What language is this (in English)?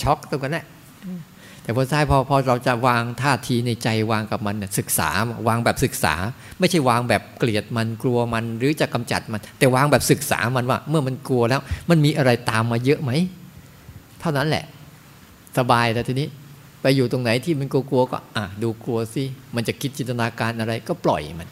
Thai